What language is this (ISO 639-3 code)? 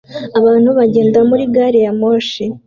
kin